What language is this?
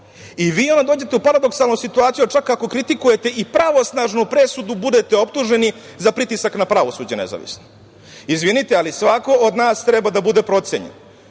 Serbian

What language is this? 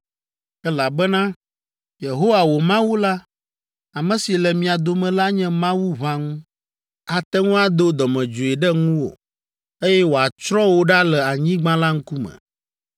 Ewe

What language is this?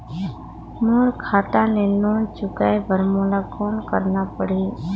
Chhattisgarhi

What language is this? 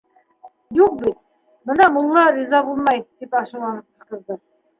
Bashkir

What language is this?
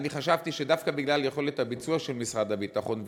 Hebrew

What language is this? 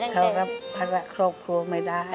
Thai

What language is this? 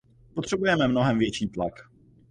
Czech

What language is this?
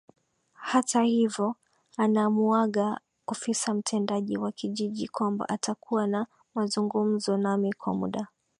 Swahili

